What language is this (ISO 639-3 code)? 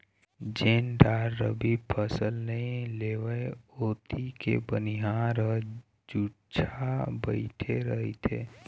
hne